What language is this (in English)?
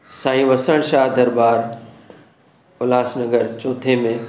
Sindhi